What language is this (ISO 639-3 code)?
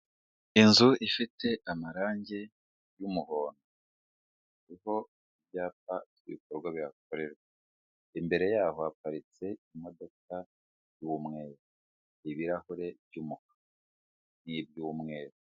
kin